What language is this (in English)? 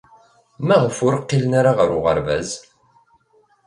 Kabyle